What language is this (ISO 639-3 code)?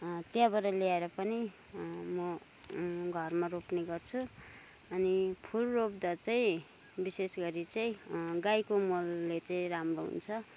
nep